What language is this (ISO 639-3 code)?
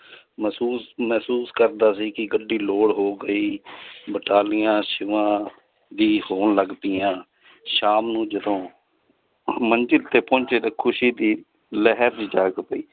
pan